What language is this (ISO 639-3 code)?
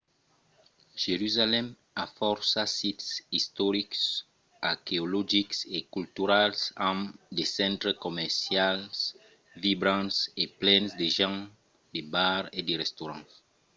oci